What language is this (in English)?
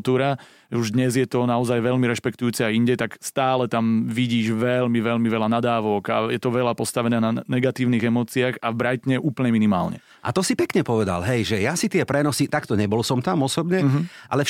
Slovak